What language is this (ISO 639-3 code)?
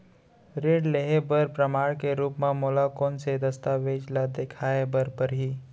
hne